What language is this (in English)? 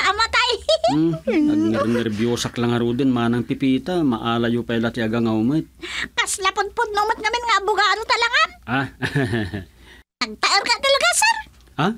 Filipino